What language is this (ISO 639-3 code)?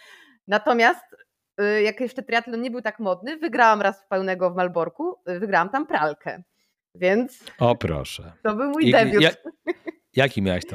pol